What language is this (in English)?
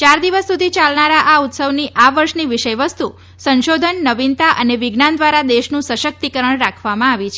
Gujarati